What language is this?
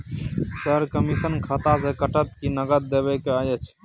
Maithili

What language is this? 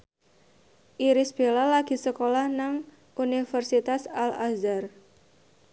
Javanese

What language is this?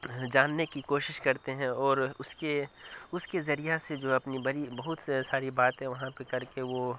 Urdu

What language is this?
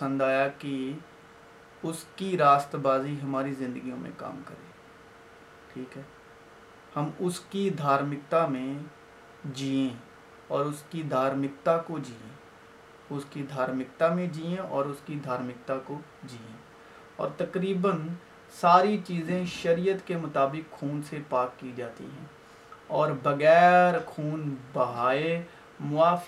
Urdu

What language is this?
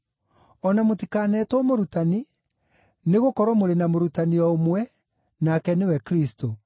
Kikuyu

